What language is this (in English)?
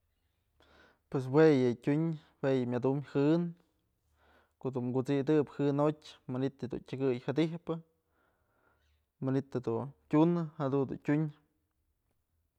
Mazatlán Mixe